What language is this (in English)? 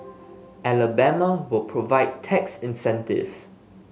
English